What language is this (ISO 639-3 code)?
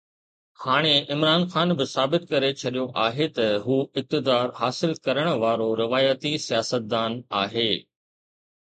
snd